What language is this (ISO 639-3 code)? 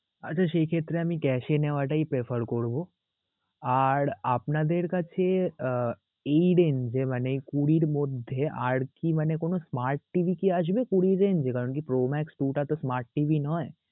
ben